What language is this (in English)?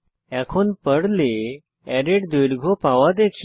Bangla